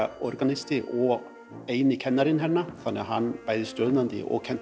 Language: Icelandic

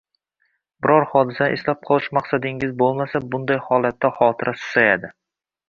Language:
Uzbek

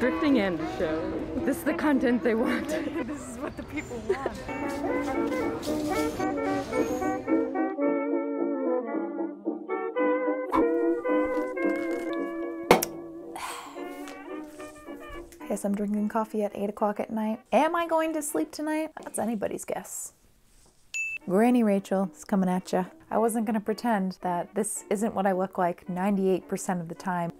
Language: English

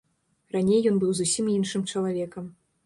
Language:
Belarusian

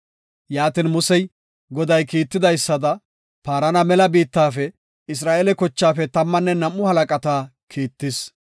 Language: Gofa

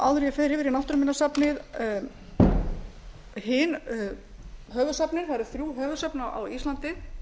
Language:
Icelandic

